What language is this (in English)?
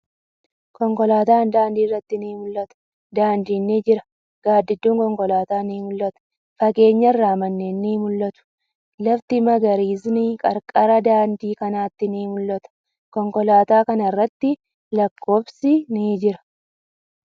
Oromo